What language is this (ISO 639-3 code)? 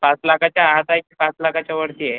mar